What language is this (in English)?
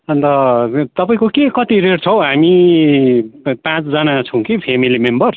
Nepali